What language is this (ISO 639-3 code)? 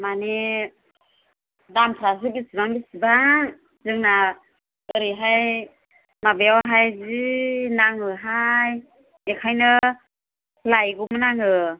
brx